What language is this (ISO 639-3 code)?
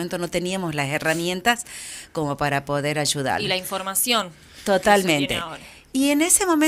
spa